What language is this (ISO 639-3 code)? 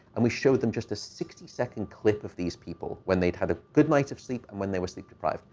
eng